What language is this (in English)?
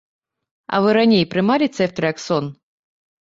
Belarusian